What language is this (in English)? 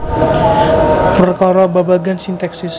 Javanese